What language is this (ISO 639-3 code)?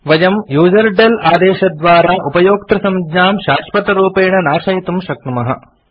san